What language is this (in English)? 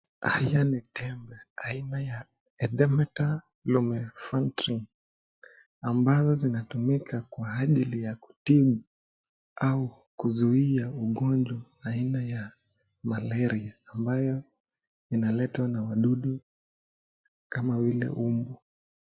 Swahili